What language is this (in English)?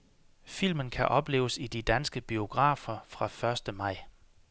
Danish